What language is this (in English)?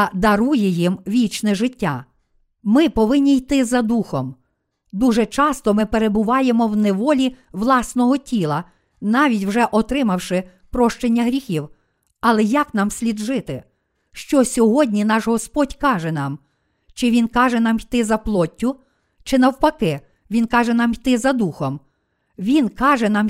Ukrainian